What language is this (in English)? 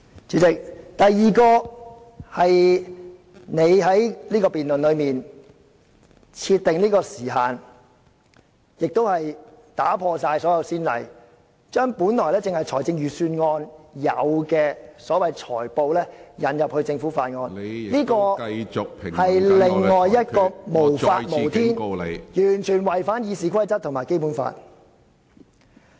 Cantonese